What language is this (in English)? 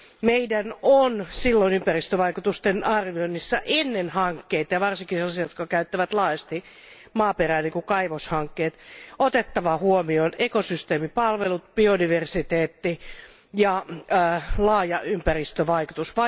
Finnish